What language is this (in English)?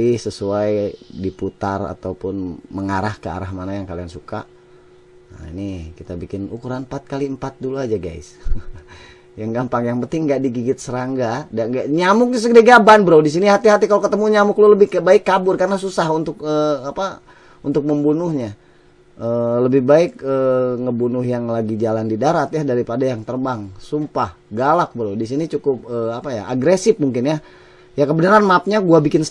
Indonesian